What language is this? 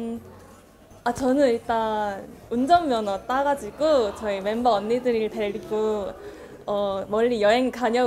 Korean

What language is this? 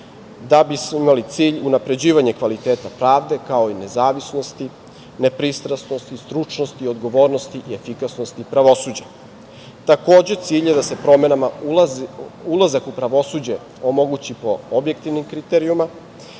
Serbian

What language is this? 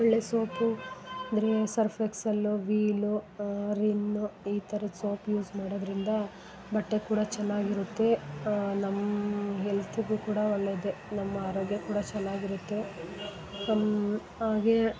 Kannada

